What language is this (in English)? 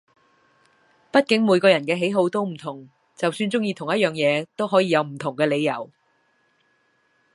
Cantonese